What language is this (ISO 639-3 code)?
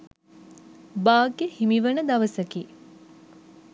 sin